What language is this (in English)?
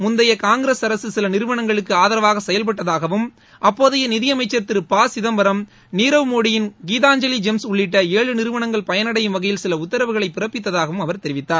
Tamil